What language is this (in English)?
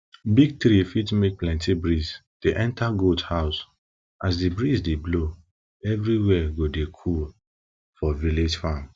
Nigerian Pidgin